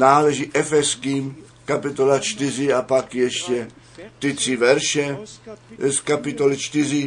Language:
Czech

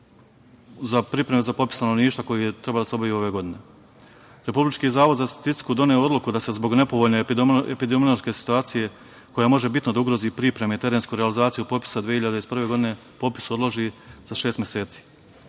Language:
Serbian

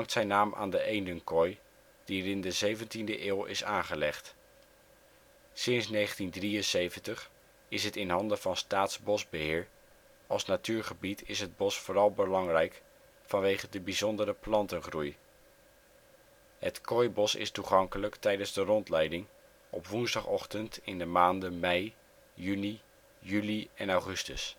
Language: Dutch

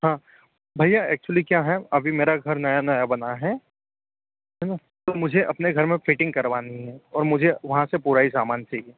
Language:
Hindi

